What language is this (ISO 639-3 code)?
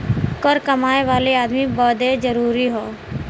bho